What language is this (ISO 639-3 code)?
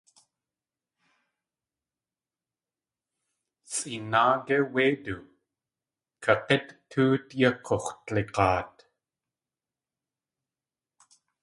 tli